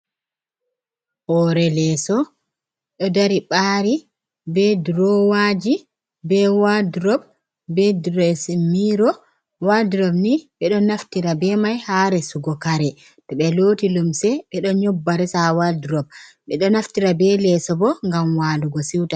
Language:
Fula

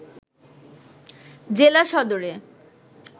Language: Bangla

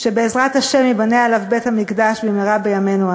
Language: Hebrew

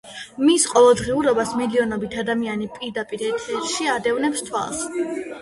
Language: Georgian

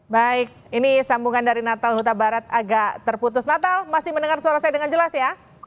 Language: Indonesian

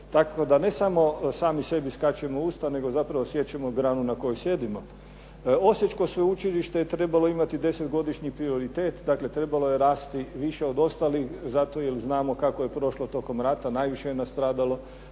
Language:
Croatian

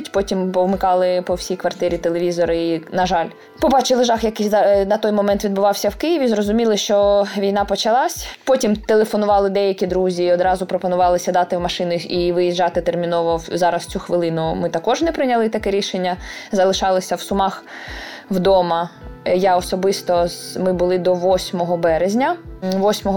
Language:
Ukrainian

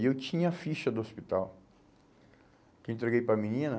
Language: Portuguese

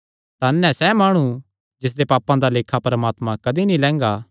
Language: Kangri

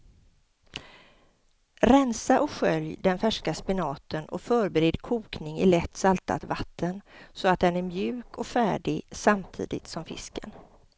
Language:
Swedish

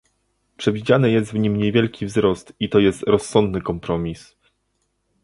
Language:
Polish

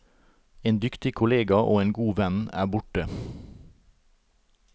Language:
Norwegian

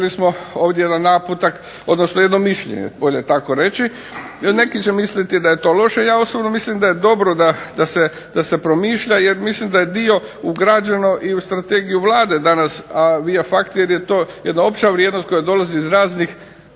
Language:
Croatian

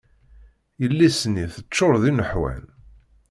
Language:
Kabyle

